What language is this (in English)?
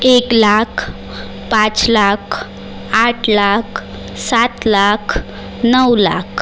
Marathi